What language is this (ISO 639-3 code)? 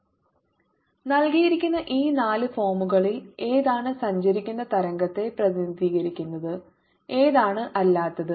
mal